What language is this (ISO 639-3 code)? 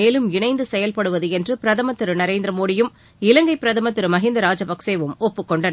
tam